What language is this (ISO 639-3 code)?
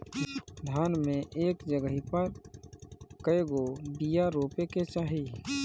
bho